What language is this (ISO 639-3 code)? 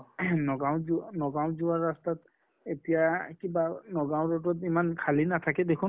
asm